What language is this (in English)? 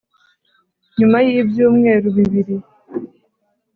Kinyarwanda